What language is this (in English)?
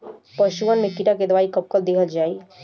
Bhojpuri